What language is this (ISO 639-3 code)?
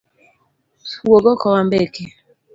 luo